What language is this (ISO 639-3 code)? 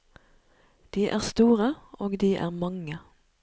nor